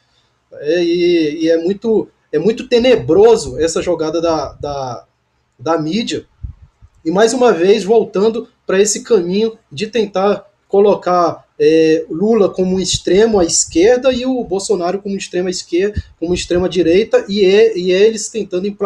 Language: Portuguese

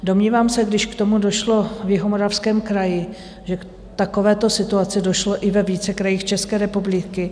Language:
Czech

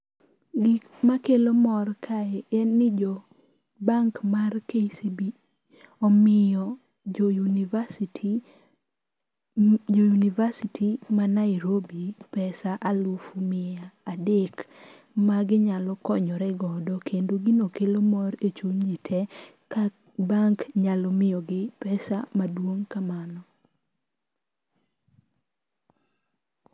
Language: Luo (Kenya and Tanzania)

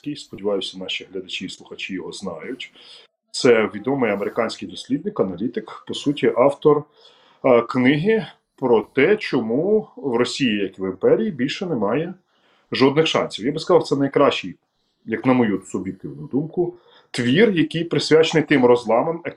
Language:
Ukrainian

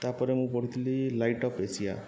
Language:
Odia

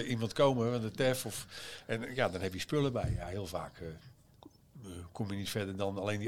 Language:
Dutch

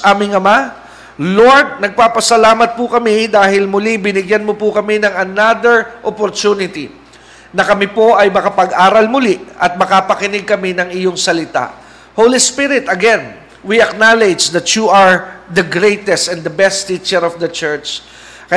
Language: Filipino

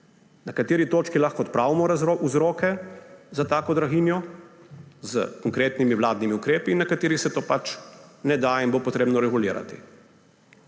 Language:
Slovenian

